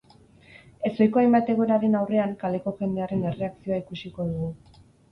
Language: Basque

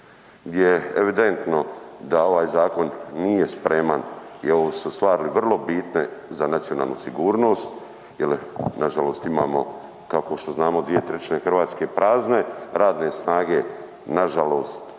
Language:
Croatian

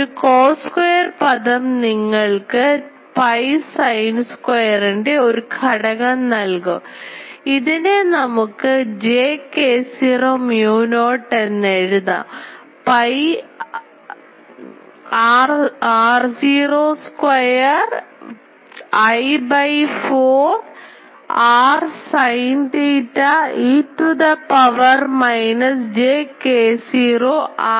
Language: Malayalam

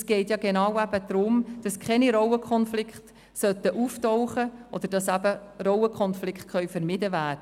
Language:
Swiss German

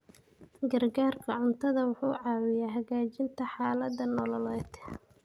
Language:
Somali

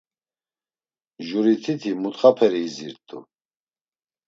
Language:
Laz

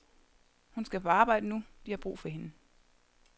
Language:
Danish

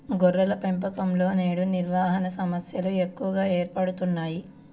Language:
Telugu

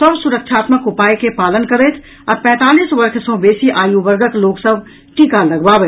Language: Maithili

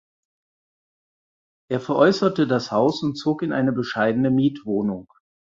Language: German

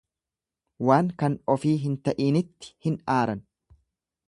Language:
Oromo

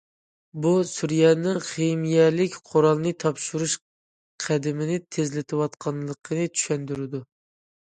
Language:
Uyghur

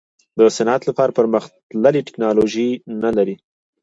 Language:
Pashto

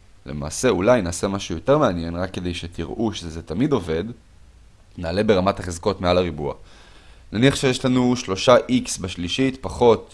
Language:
Hebrew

